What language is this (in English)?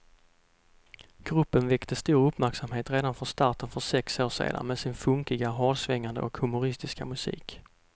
Swedish